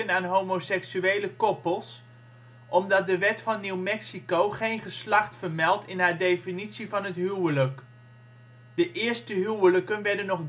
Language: Dutch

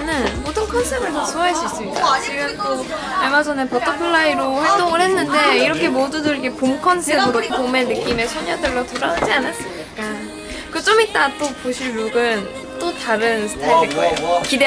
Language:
Korean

